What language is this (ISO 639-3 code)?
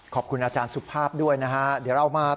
tha